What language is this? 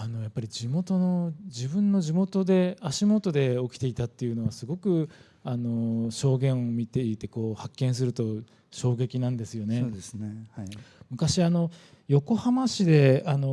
Japanese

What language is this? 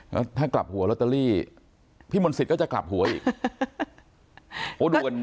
Thai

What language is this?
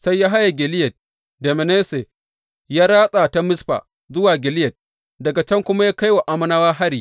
Hausa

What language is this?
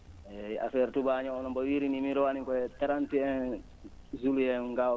Fula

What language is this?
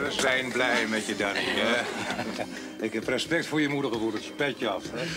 Dutch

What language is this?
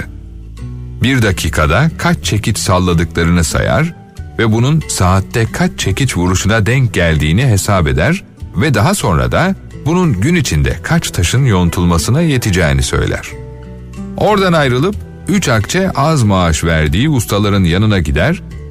Turkish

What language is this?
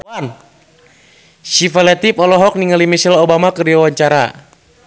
Sundanese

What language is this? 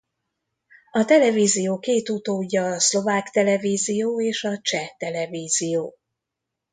Hungarian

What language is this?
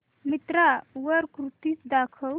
Marathi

